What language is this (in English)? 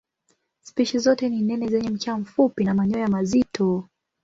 Swahili